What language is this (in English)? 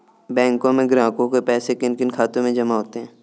Hindi